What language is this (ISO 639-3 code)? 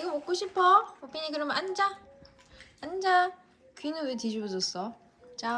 kor